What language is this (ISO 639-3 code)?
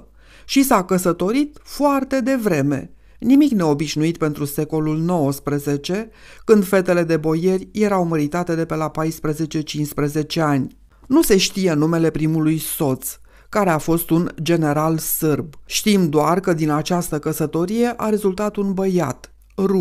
ron